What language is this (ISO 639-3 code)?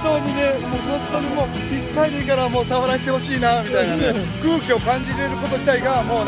jpn